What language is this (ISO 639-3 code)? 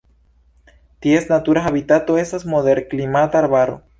epo